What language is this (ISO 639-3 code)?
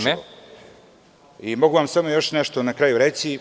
srp